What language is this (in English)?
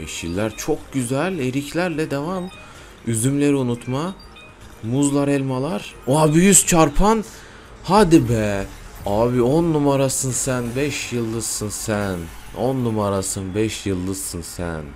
Turkish